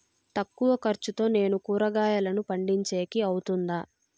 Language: Telugu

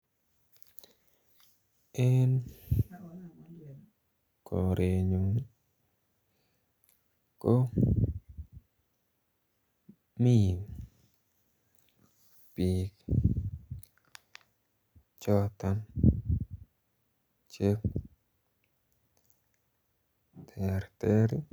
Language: Kalenjin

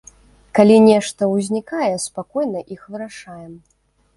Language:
Belarusian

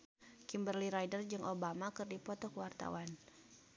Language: Sundanese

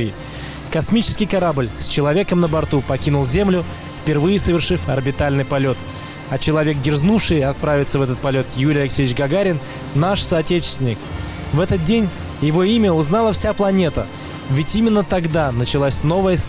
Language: Russian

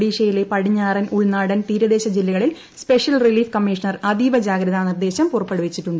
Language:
Malayalam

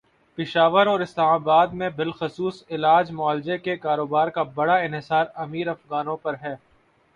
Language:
Urdu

